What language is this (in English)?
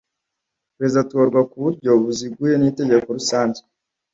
Kinyarwanda